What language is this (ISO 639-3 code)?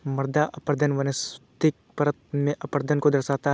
hin